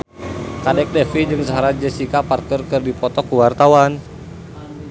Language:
Sundanese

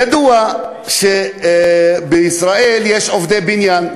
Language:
Hebrew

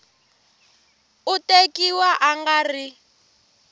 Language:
Tsonga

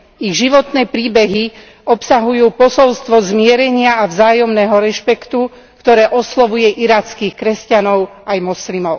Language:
Slovak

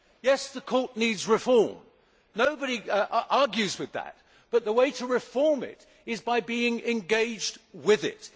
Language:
English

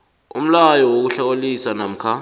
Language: South Ndebele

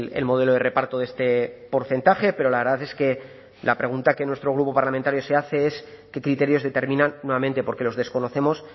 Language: Spanish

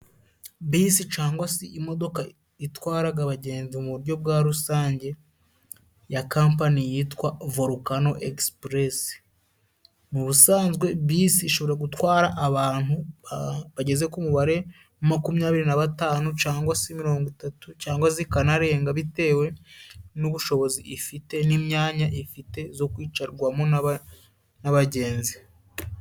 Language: Kinyarwanda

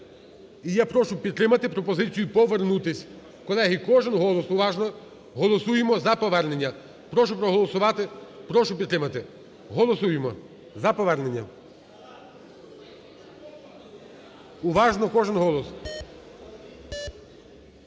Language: Ukrainian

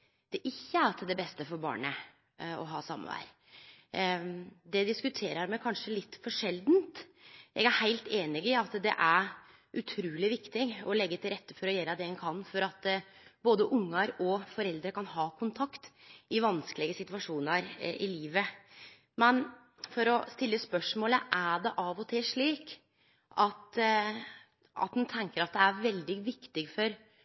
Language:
Norwegian Nynorsk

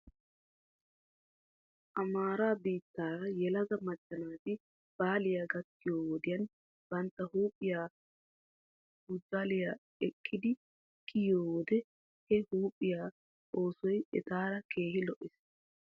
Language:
Wolaytta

